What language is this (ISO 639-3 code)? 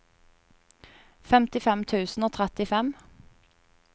nor